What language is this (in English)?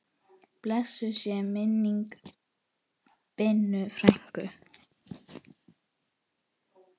Icelandic